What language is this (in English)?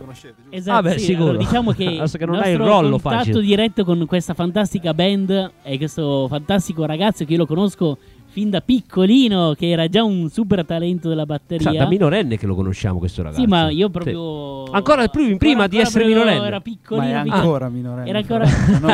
Italian